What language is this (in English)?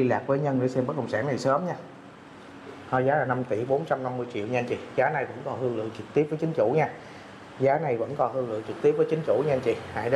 Vietnamese